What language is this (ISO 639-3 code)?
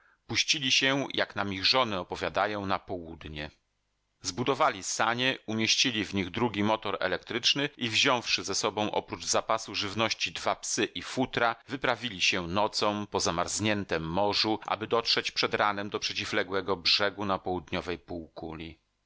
pol